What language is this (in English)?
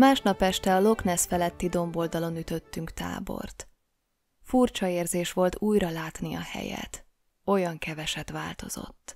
Hungarian